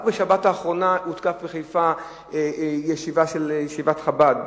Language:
Hebrew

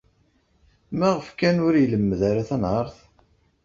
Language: Kabyle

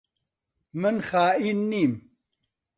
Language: Central Kurdish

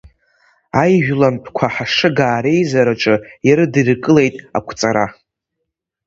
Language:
Abkhazian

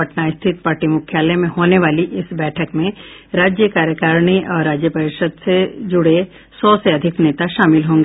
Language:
Hindi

